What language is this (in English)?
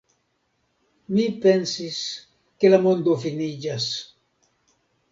Esperanto